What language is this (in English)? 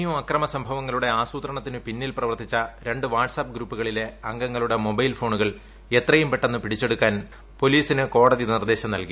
Malayalam